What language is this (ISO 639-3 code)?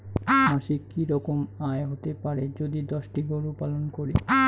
ben